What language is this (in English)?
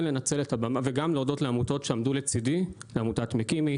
Hebrew